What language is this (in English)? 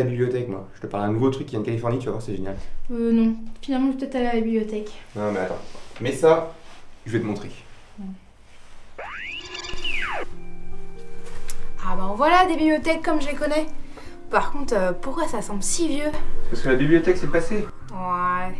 French